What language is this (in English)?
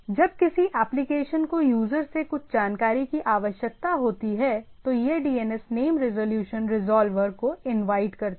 Hindi